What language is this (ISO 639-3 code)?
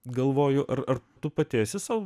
lit